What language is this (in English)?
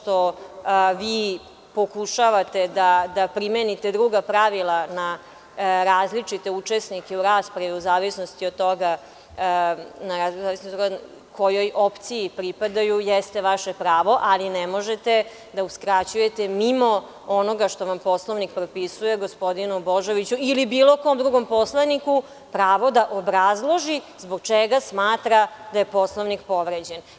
Serbian